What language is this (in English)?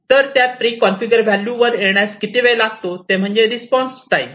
Marathi